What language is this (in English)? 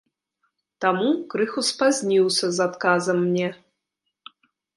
Belarusian